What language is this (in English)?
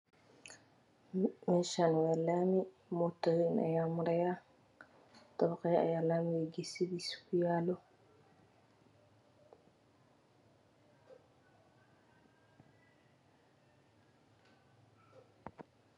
Somali